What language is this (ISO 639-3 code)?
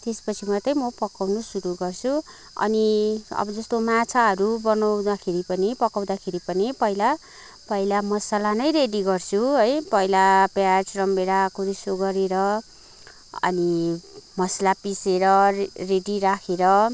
nep